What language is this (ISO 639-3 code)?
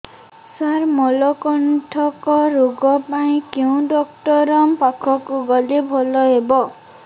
ori